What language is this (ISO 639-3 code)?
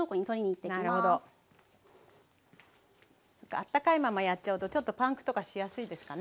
jpn